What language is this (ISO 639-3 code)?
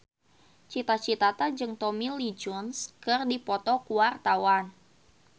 sun